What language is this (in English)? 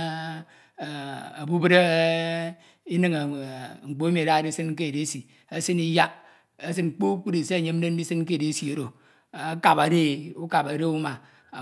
Ito